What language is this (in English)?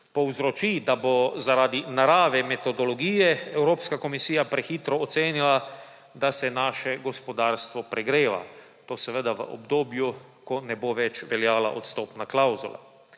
Slovenian